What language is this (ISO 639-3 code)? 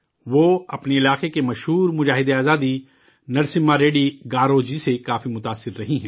urd